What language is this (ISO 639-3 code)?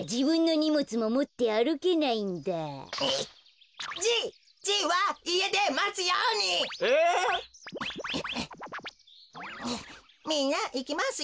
jpn